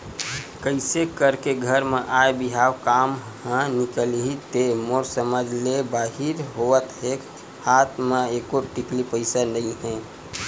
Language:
Chhattisgarhi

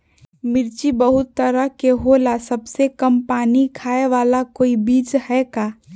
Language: Magahi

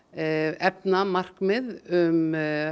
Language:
Icelandic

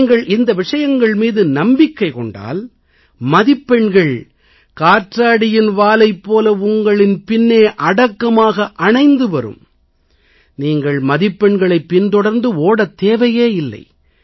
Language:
Tamil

